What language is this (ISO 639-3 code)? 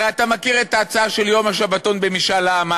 heb